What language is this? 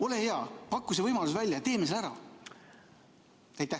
Estonian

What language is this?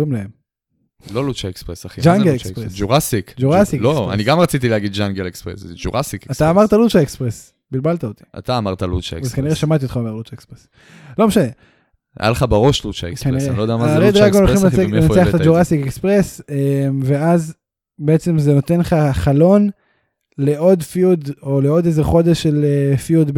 Hebrew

